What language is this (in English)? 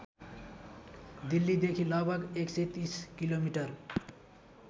Nepali